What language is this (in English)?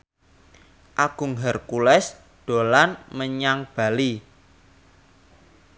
Javanese